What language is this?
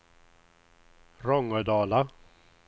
Swedish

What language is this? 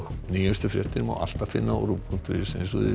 Icelandic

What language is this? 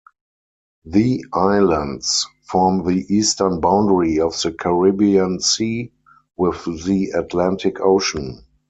English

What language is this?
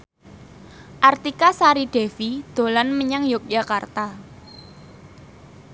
Javanese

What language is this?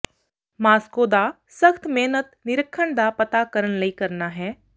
Punjabi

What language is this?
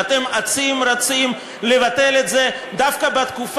Hebrew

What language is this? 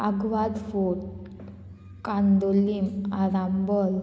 Konkani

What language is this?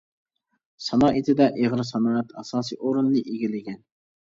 Uyghur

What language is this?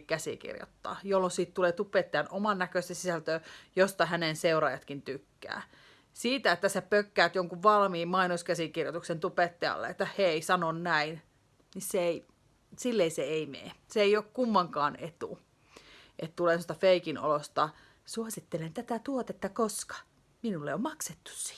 Finnish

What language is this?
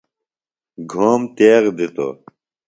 Phalura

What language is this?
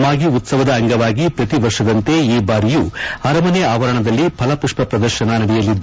Kannada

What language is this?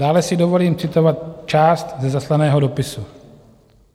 Czech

